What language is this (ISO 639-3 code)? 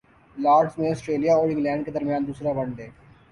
urd